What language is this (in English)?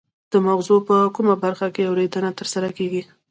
Pashto